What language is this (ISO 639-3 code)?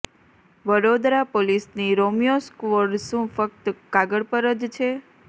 guj